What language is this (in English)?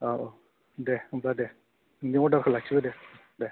Bodo